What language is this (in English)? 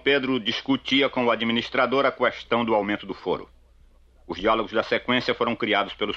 Portuguese